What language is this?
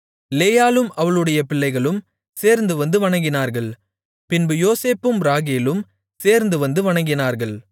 Tamil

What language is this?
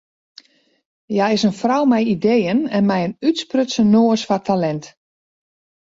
Western Frisian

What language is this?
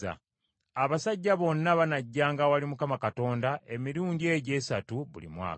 Ganda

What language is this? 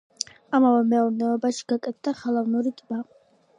Georgian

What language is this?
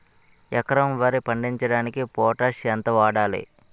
Telugu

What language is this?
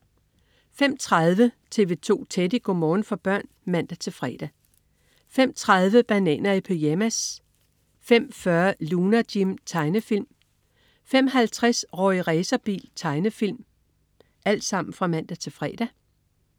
Danish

